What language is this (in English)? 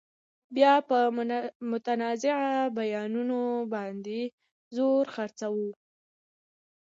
Pashto